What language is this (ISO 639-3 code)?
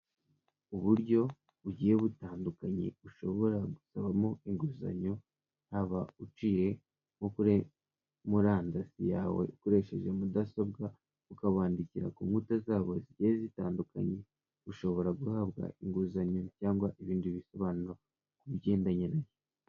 kin